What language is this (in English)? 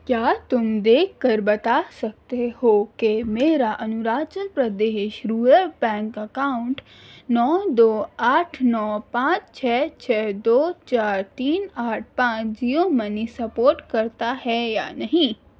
Urdu